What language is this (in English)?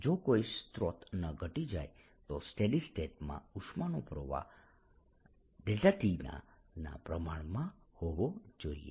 Gujarati